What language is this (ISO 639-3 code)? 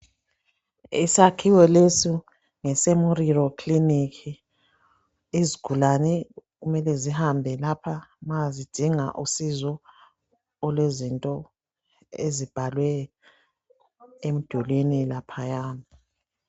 nde